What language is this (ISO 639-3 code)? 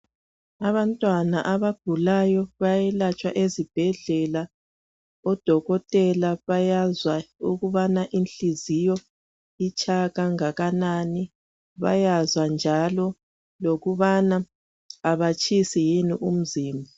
nde